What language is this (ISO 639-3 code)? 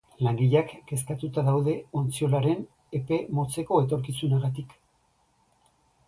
eus